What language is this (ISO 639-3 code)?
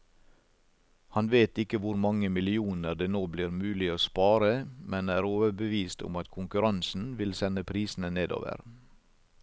nor